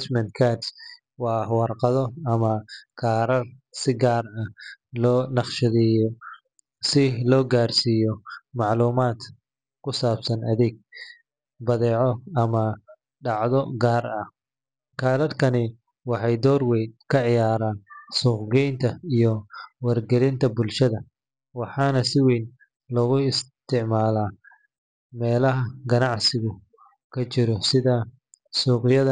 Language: Somali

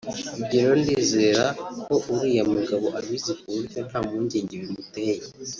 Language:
Kinyarwanda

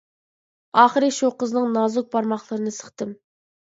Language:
Uyghur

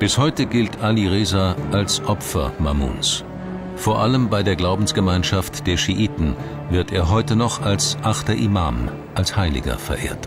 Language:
German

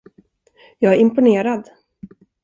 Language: Swedish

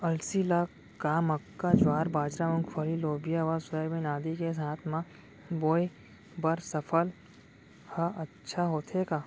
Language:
Chhattisgarhi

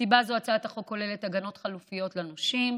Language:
Hebrew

